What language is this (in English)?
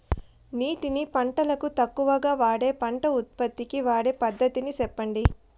Telugu